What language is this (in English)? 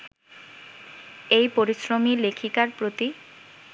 Bangla